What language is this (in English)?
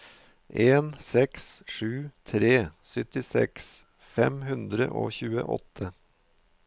Norwegian